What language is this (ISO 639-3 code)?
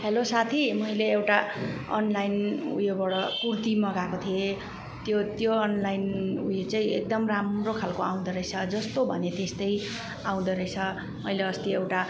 nep